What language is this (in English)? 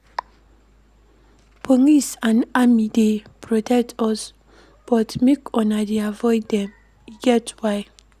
Nigerian Pidgin